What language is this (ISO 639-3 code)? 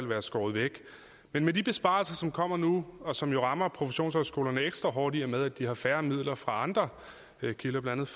dan